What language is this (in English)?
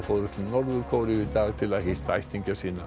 Icelandic